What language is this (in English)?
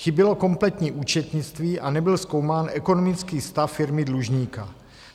Czech